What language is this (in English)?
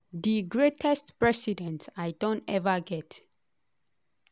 Nigerian Pidgin